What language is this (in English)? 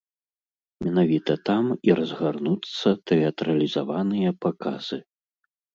Belarusian